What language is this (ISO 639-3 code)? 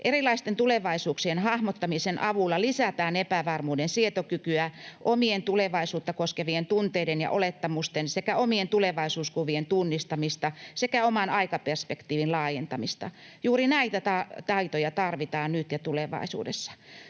fin